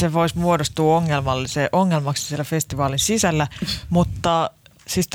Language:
Finnish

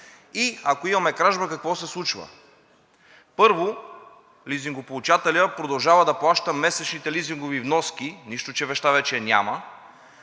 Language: Bulgarian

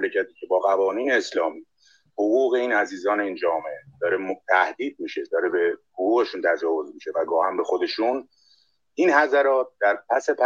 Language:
Persian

